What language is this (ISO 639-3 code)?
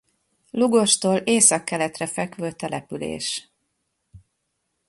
hun